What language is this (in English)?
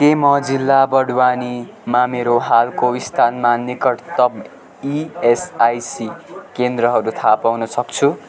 Nepali